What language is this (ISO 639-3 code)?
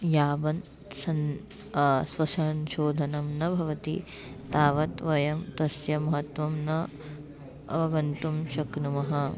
san